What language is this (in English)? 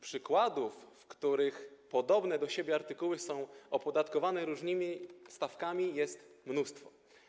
Polish